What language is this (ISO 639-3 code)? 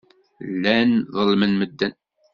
kab